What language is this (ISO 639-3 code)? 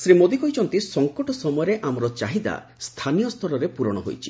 ori